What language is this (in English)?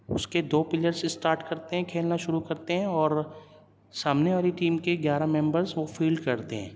Urdu